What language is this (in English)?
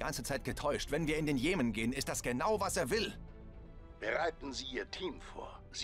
German